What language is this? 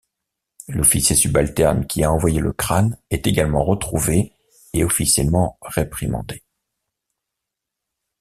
French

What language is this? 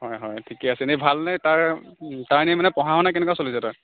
Assamese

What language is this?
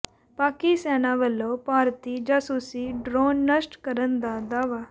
Punjabi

